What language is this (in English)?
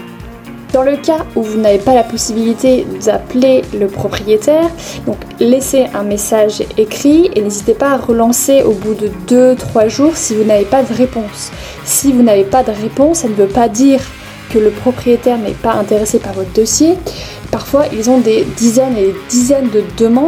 French